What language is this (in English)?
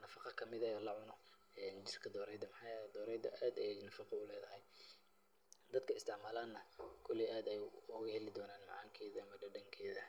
Somali